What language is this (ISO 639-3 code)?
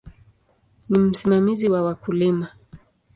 swa